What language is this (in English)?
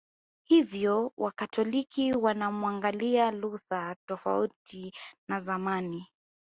Swahili